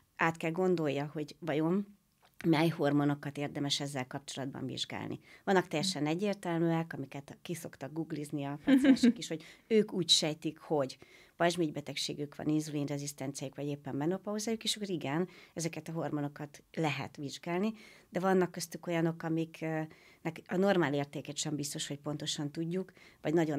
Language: Hungarian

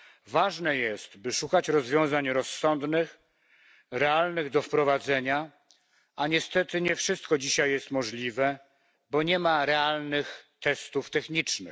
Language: Polish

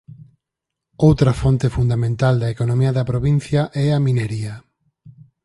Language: Galician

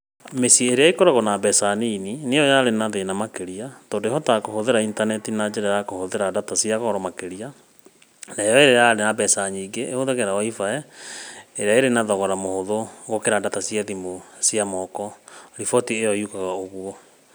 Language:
Kikuyu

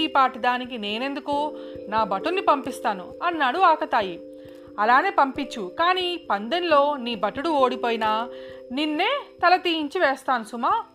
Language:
Telugu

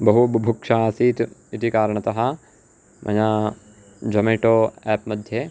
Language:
Sanskrit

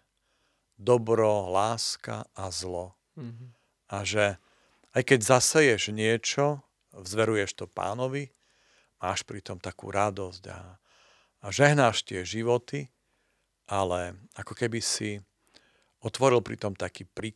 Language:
Slovak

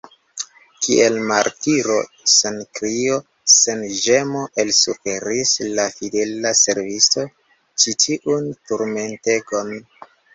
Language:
Esperanto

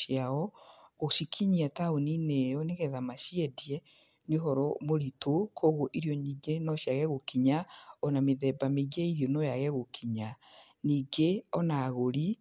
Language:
Kikuyu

